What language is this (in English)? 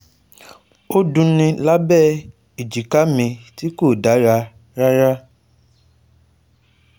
Yoruba